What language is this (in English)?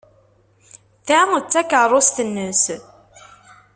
Kabyle